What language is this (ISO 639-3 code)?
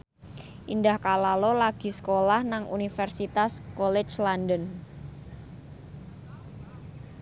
jav